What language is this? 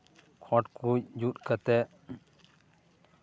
Santali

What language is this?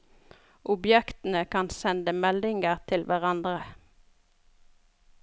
Norwegian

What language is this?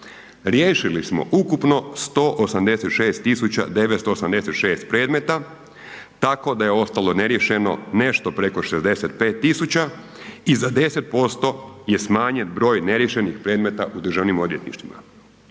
Croatian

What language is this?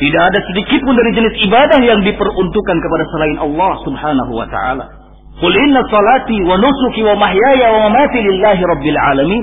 Indonesian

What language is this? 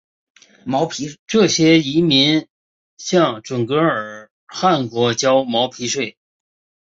Chinese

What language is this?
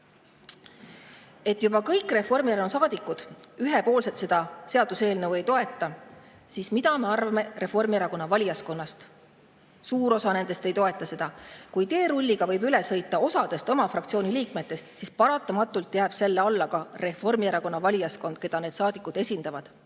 Estonian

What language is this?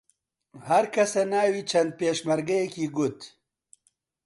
Central Kurdish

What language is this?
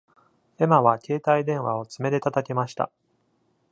Japanese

